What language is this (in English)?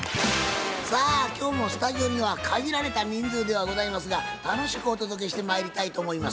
Japanese